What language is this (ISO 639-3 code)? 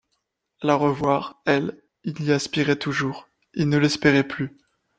fra